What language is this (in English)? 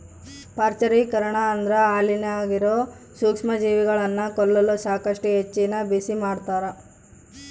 Kannada